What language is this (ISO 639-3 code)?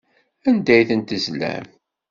kab